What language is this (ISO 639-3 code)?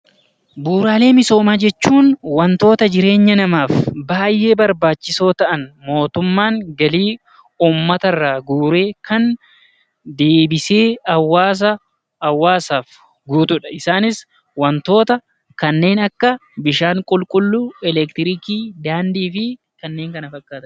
orm